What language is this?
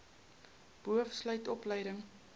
Afrikaans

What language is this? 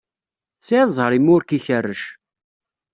Kabyle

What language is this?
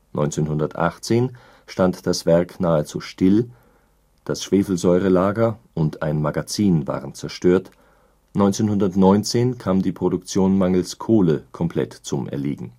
German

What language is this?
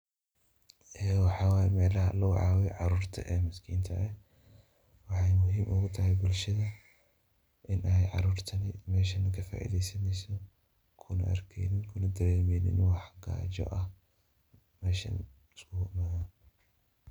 Somali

